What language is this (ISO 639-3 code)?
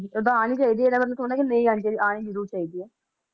pan